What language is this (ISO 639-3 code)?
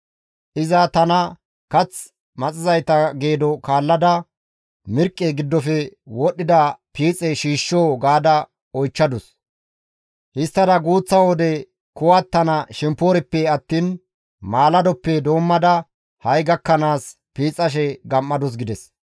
gmv